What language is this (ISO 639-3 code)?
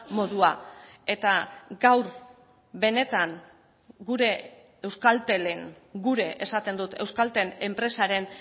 eus